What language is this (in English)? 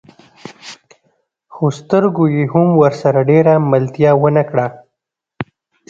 Pashto